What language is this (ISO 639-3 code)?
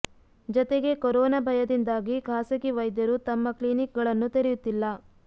kan